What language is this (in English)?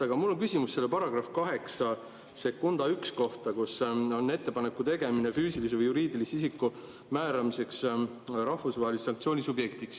Estonian